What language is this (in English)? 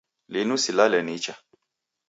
Taita